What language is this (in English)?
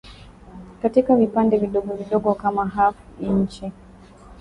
Swahili